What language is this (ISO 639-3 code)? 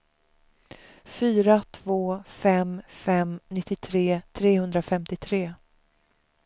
swe